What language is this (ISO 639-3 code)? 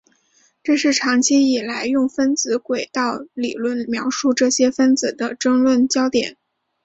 zho